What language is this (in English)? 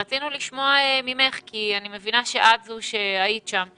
Hebrew